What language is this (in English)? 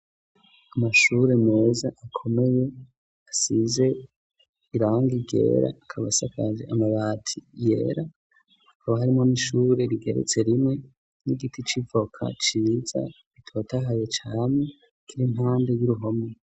Rundi